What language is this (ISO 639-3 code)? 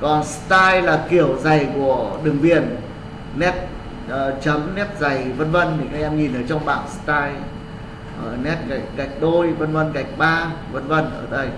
vie